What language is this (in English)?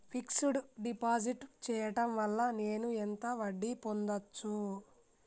Telugu